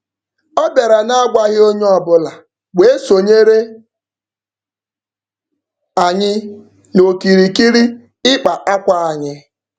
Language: Igbo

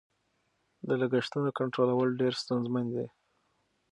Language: Pashto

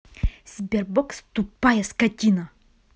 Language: Russian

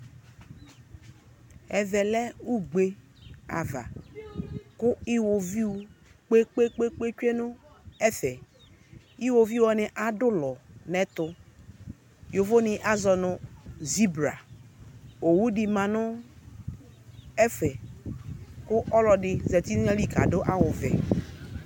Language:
Ikposo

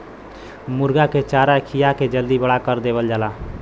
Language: Bhojpuri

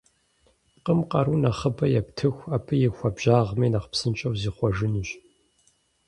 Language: Kabardian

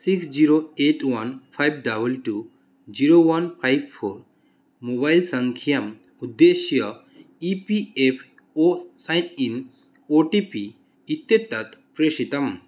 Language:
Sanskrit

